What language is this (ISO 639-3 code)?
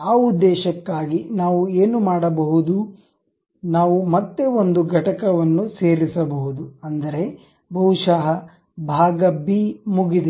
kan